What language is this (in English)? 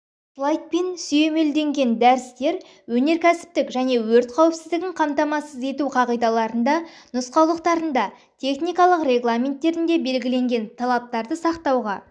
Kazakh